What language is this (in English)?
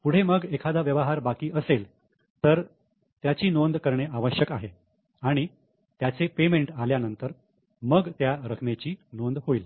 Marathi